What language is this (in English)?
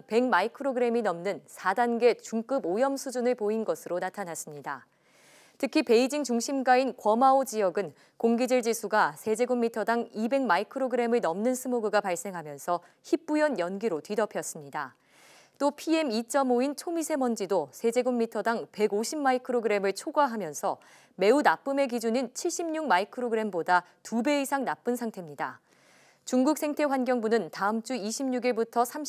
Korean